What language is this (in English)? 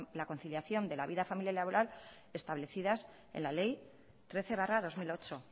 Spanish